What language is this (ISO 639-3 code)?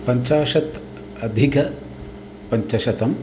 san